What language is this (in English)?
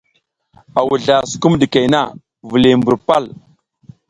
South Giziga